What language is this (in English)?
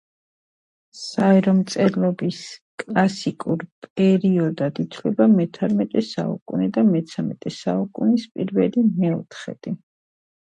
Georgian